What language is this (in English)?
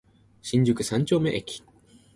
Japanese